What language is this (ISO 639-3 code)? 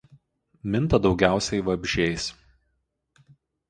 lit